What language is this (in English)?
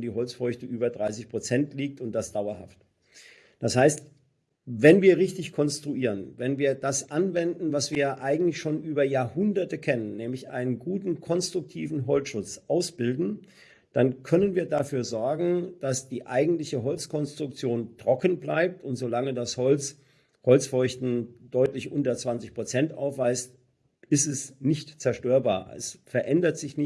German